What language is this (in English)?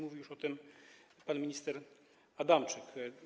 Polish